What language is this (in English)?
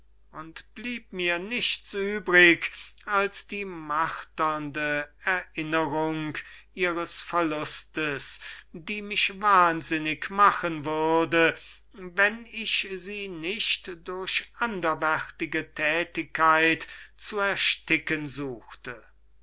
German